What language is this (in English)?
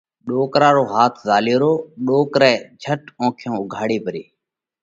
Parkari Koli